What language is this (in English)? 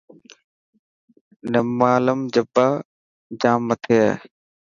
Dhatki